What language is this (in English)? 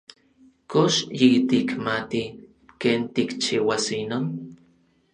Orizaba Nahuatl